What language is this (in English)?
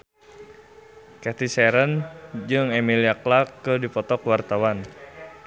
Sundanese